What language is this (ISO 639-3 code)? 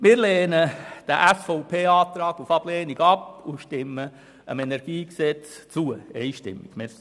gsw